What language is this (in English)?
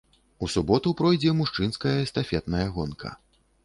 Belarusian